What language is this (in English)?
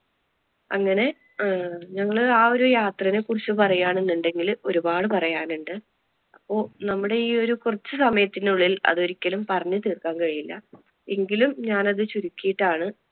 Malayalam